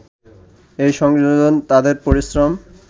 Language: Bangla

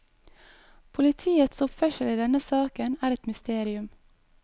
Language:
Norwegian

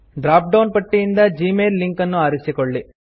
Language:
Kannada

